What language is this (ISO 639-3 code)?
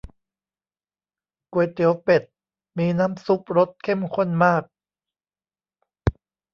tha